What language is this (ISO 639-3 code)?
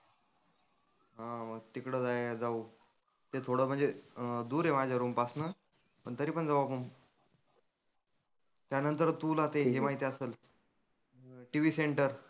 mar